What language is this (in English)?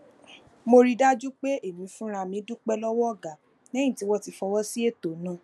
Yoruba